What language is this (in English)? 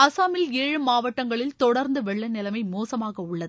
Tamil